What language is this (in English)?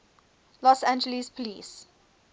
English